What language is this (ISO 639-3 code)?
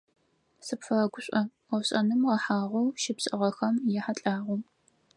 ady